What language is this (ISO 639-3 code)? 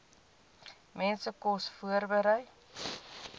afr